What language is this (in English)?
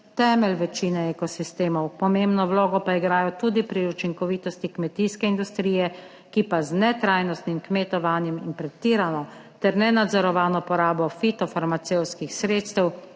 Slovenian